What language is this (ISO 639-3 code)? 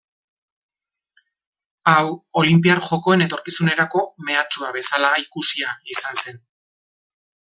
eus